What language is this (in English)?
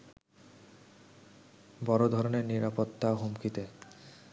Bangla